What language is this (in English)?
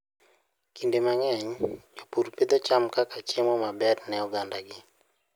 Luo (Kenya and Tanzania)